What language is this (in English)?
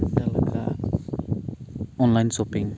Santali